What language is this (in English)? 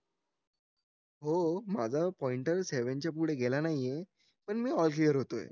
Marathi